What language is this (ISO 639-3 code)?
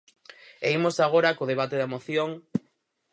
glg